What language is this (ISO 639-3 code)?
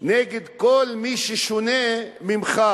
heb